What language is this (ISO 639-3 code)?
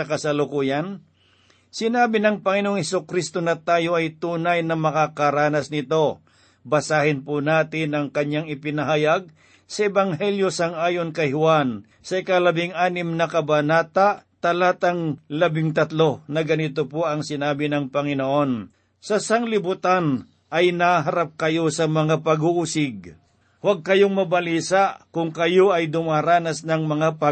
fil